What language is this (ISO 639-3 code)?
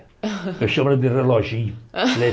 por